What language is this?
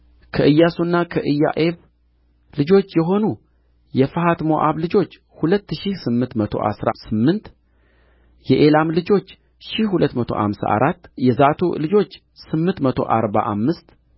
Amharic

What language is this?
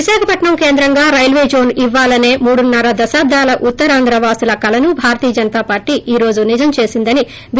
Telugu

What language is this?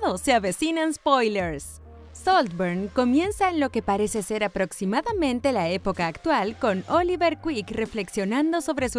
Spanish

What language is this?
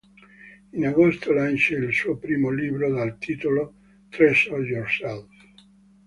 Italian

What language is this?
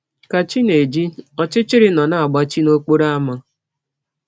Igbo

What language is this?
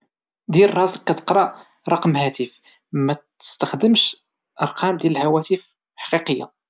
Moroccan Arabic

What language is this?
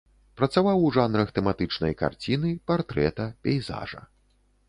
Belarusian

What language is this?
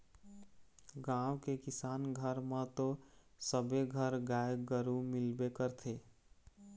Chhattisgarhi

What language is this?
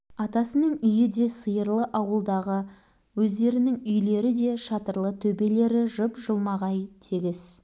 Kazakh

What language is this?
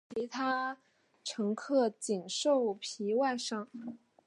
Chinese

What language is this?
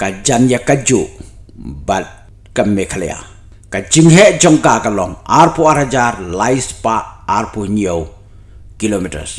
Indonesian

